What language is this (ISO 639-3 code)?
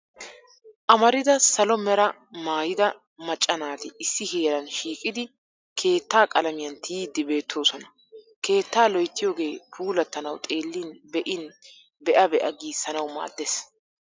wal